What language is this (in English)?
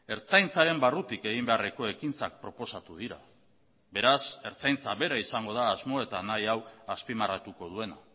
Basque